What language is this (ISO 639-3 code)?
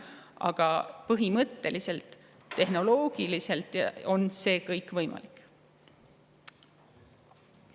est